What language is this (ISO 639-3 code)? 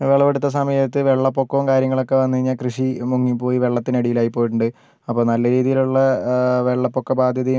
mal